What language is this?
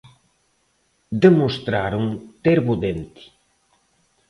Galician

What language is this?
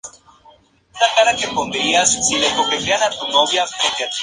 Spanish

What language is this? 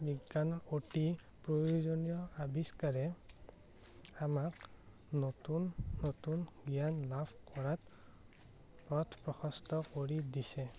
Assamese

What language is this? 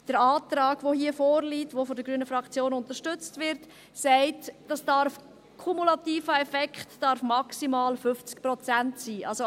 Swiss German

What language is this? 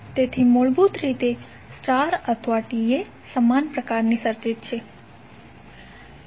Gujarati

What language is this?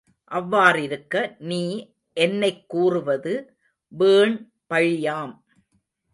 Tamil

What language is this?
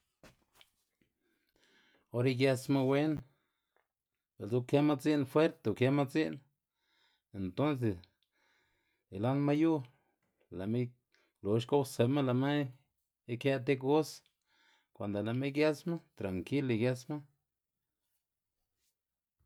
Xanaguía Zapotec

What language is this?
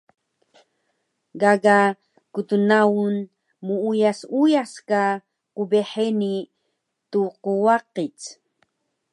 Taroko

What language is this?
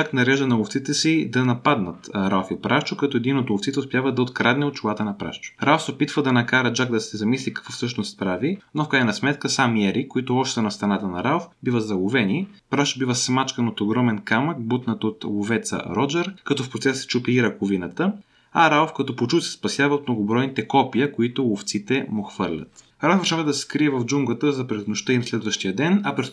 Bulgarian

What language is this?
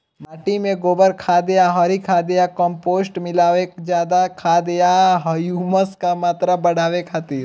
Bhojpuri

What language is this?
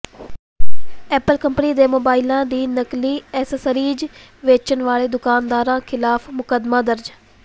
Punjabi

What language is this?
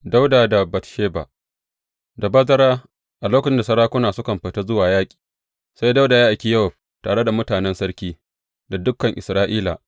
Hausa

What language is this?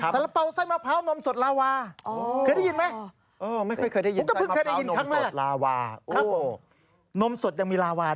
Thai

